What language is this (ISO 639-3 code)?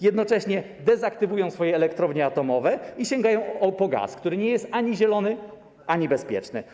pol